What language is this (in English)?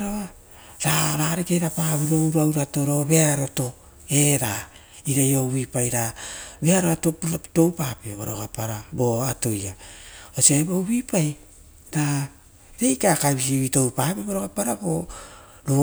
Rotokas